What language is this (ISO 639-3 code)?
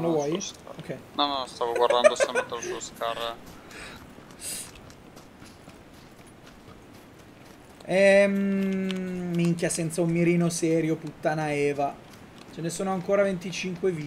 ita